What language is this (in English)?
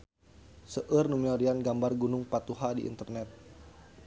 Sundanese